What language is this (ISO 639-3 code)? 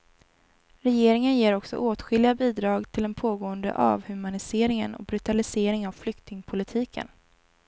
swe